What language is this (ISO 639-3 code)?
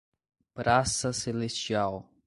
por